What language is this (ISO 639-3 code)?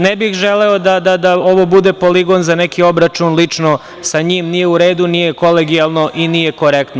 srp